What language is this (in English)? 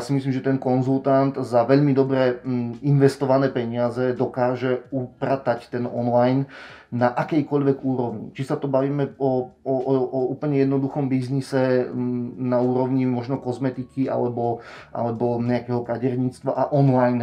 Romanian